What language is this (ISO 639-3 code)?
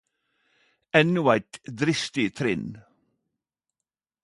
nno